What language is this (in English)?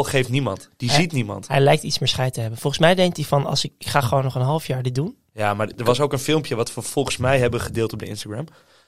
Dutch